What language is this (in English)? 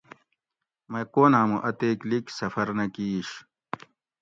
Gawri